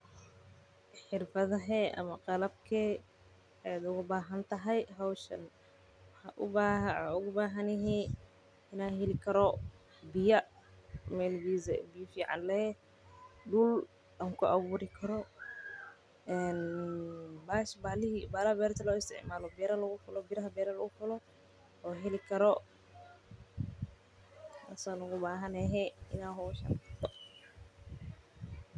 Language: Somali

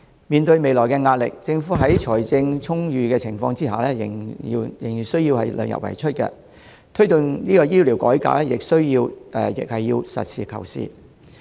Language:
Cantonese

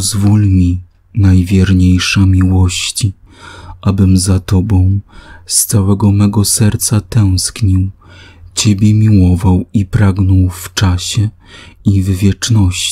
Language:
Polish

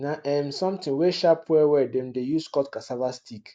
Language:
Nigerian Pidgin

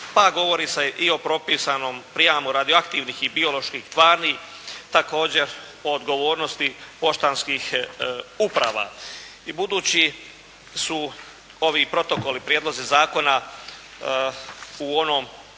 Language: Croatian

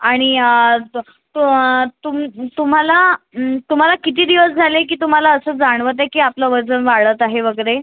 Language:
Marathi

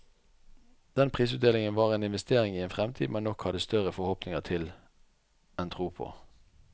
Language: Norwegian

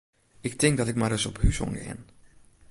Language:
Western Frisian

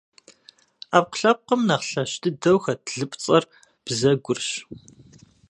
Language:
Kabardian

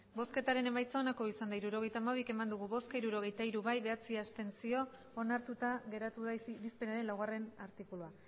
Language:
Basque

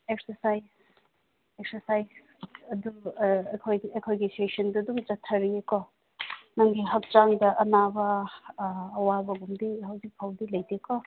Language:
Manipuri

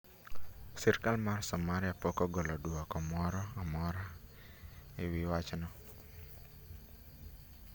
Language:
Luo (Kenya and Tanzania)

